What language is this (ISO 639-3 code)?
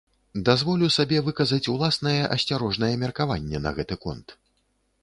bel